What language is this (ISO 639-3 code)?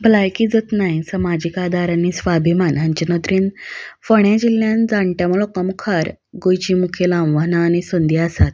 kok